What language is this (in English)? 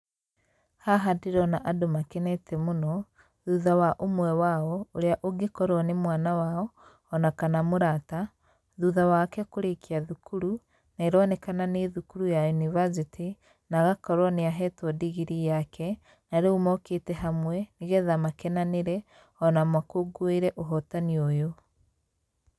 Kikuyu